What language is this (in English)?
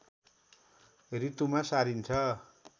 Nepali